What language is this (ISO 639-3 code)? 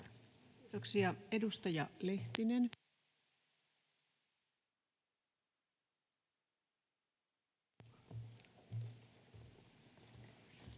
fin